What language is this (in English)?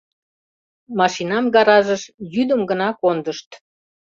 Mari